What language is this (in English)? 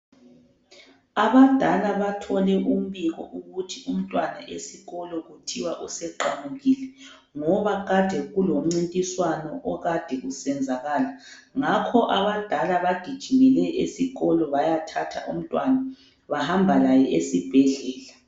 North Ndebele